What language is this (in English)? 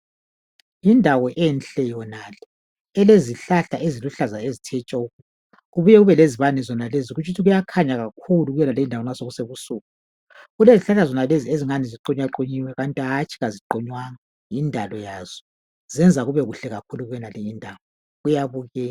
North Ndebele